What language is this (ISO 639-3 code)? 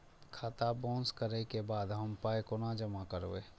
mai